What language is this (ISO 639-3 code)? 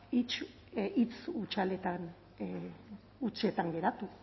eus